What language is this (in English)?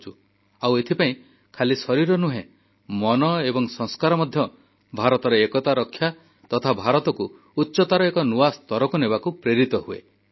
Odia